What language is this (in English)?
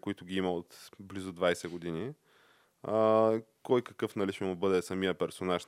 Bulgarian